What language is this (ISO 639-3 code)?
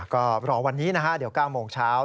tha